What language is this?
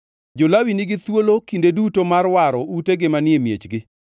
Luo (Kenya and Tanzania)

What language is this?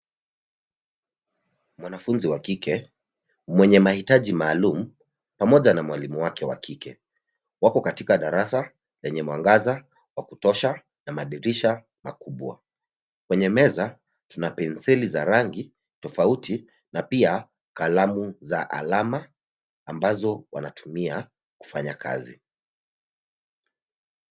Swahili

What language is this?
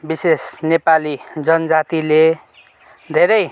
Nepali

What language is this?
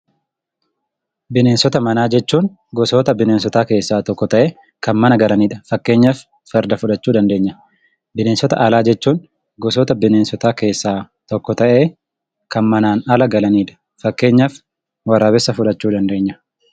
Oromo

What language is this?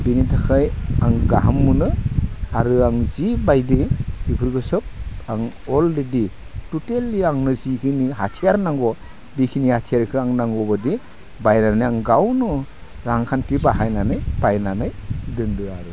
Bodo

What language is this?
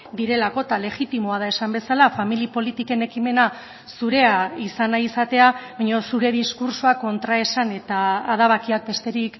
Basque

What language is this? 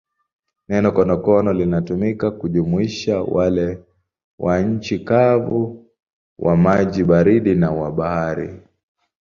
Swahili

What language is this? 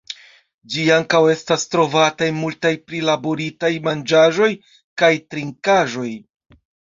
Esperanto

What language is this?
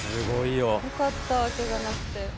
Japanese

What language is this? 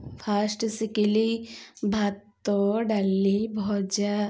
Odia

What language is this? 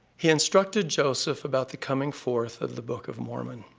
English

